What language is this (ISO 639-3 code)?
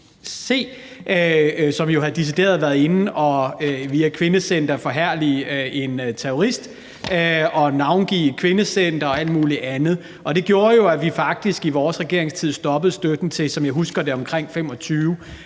dan